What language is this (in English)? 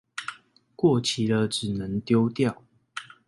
Chinese